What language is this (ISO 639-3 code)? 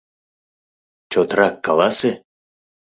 chm